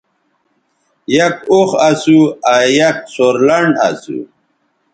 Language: Bateri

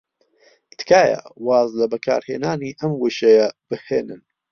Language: Central Kurdish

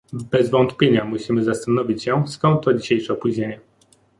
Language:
Polish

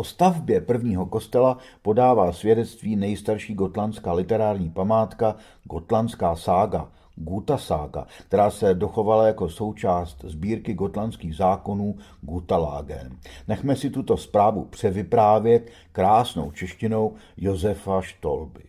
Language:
Czech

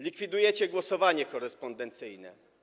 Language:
Polish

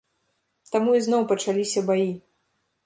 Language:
Belarusian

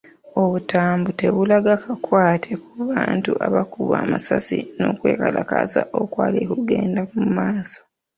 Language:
Ganda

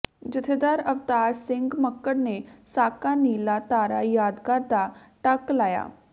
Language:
Punjabi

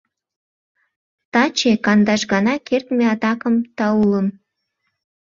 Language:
Mari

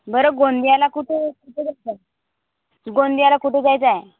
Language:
Marathi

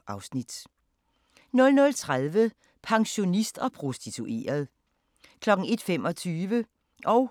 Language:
Danish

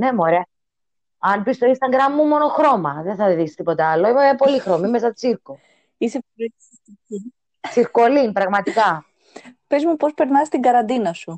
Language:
Greek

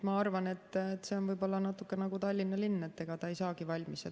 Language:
Estonian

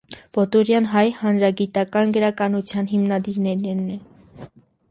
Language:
Armenian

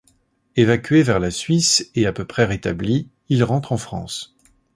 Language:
French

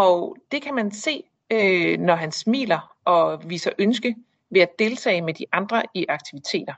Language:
Danish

